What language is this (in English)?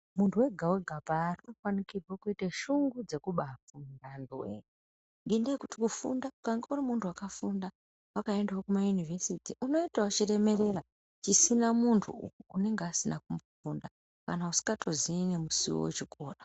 Ndau